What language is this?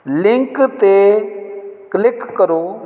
Punjabi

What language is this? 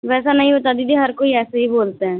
Hindi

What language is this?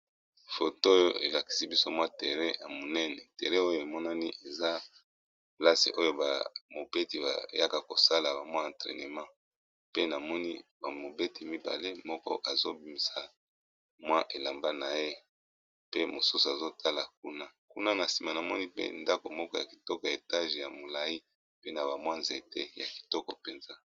Lingala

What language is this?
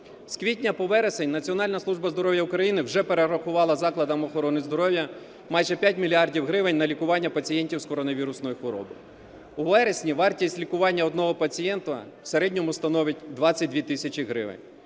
Ukrainian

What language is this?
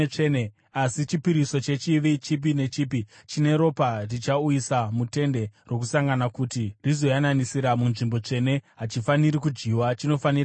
Shona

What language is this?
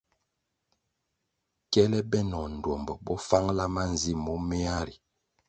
Kwasio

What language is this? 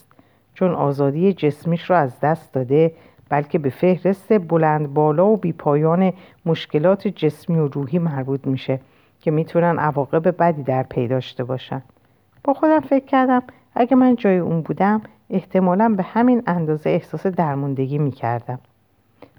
Persian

